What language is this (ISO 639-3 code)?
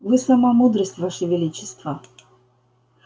rus